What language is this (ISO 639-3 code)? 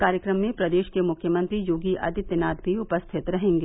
hin